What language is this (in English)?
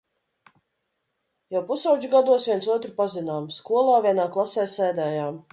Latvian